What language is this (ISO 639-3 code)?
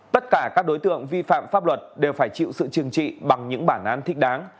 vie